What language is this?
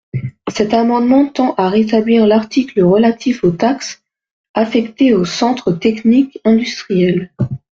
French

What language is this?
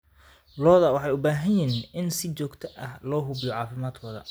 Somali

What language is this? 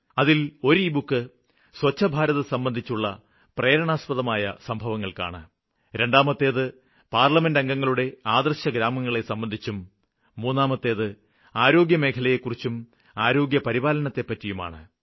Malayalam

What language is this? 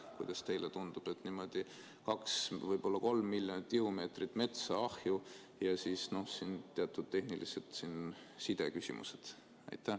Estonian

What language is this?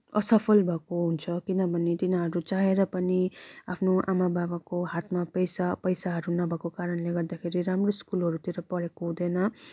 Nepali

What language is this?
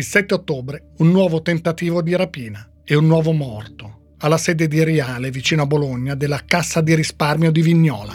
Italian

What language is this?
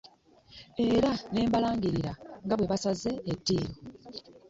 Ganda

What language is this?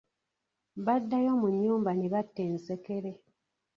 Ganda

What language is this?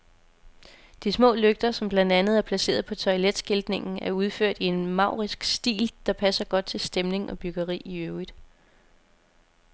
Danish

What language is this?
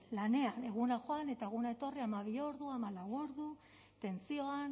Basque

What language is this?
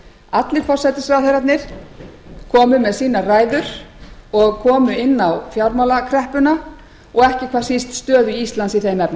Icelandic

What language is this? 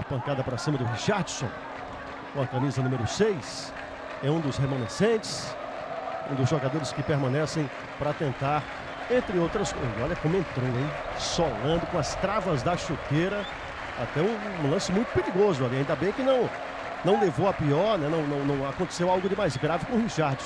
Portuguese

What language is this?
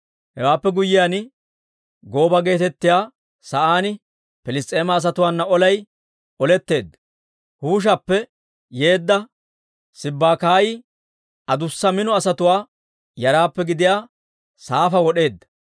Dawro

